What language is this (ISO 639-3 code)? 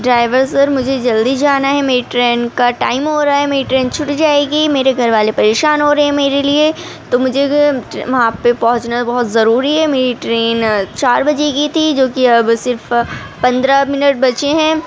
urd